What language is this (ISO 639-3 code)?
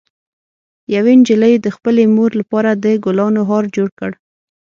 pus